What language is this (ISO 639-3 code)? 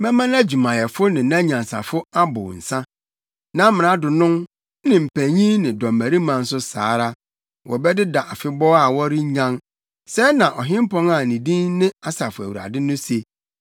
aka